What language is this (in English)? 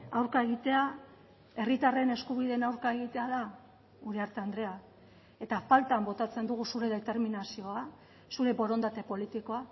Basque